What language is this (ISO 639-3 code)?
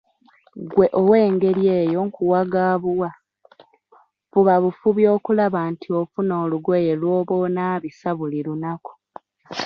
lug